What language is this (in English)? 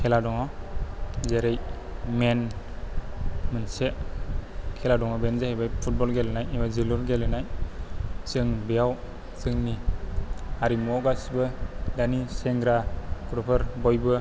Bodo